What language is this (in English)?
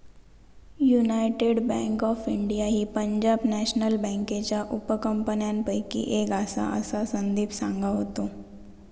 Marathi